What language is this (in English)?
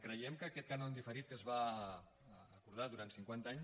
Catalan